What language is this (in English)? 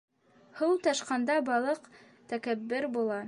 Bashkir